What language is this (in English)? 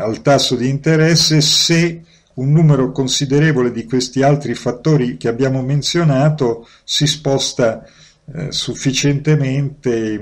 Italian